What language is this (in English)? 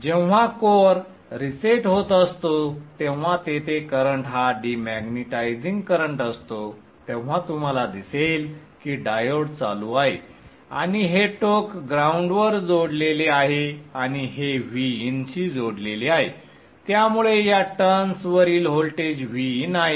Marathi